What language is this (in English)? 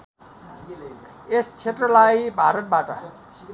Nepali